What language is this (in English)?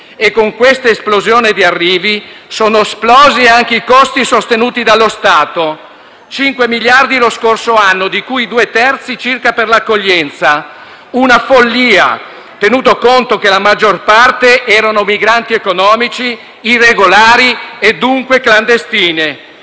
Italian